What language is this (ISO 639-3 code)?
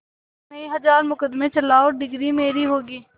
hin